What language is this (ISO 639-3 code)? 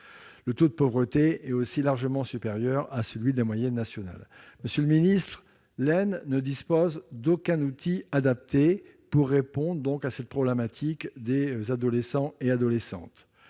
fra